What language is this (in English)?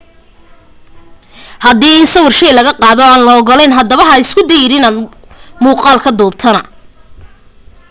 Somali